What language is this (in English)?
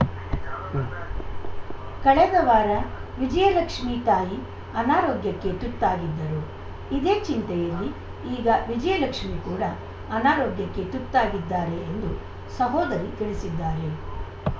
Kannada